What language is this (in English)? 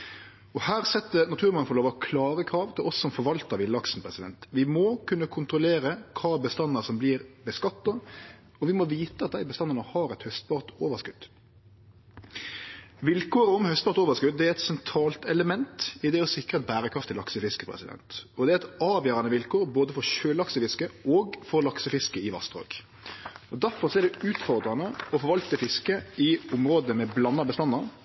Norwegian Nynorsk